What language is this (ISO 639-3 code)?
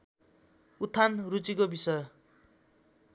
nep